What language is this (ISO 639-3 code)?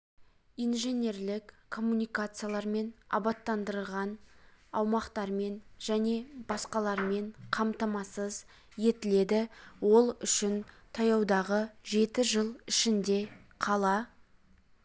kaz